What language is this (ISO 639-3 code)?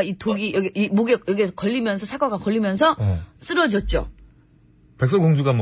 kor